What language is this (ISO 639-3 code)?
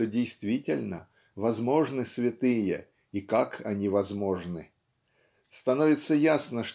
rus